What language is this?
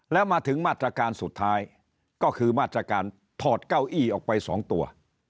Thai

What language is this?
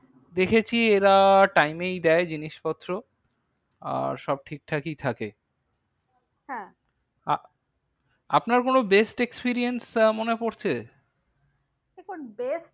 Bangla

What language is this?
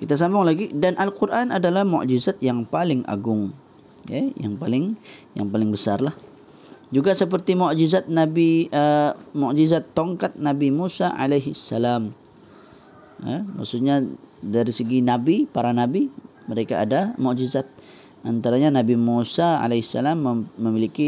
Malay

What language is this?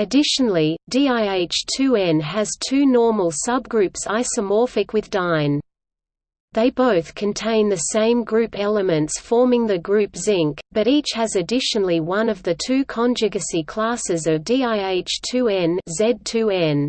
English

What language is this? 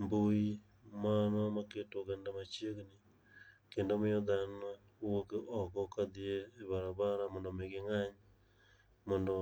Luo (Kenya and Tanzania)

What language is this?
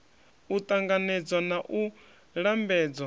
Venda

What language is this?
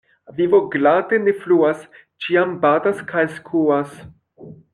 Esperanto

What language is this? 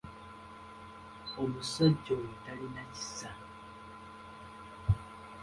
Ganda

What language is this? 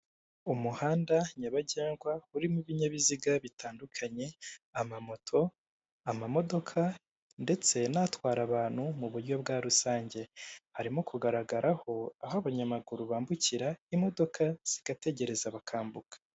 Kinyarwanda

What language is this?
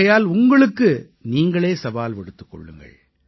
Tamil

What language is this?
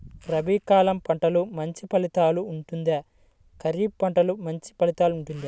Telugu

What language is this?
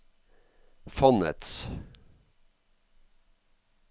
Norwegian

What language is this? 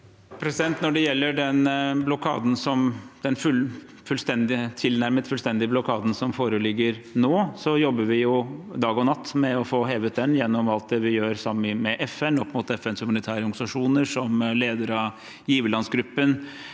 Norwegian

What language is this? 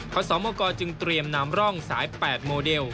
Thai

